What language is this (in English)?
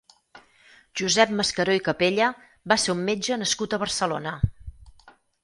Catalan